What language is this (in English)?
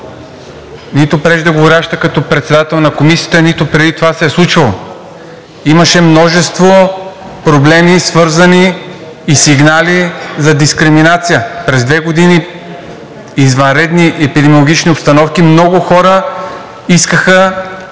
Bulgarian